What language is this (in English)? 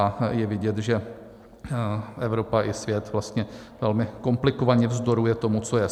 Czech